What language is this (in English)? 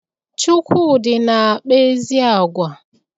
Igbo